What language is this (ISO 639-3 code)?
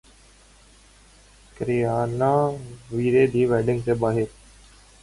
urd